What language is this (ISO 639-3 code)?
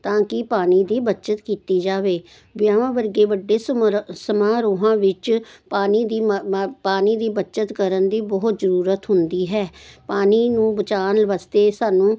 pan